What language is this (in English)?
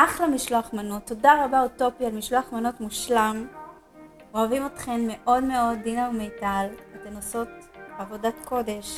Hebrew